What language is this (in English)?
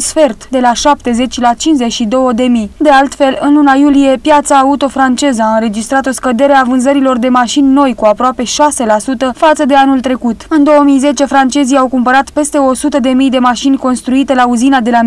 Romanian